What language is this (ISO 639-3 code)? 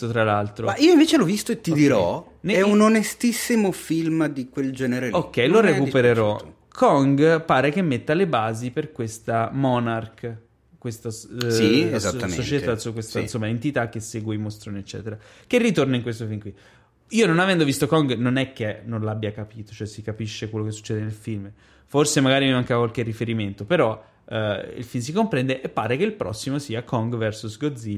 ita